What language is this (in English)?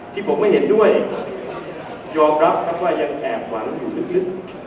Thai